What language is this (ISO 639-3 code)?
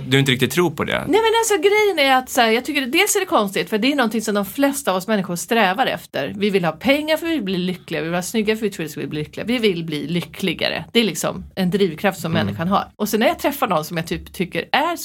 swe